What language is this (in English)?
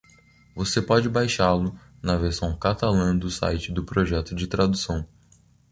Portuguese